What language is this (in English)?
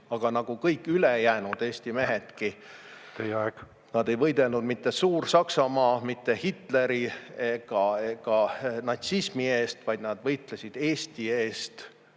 Estonian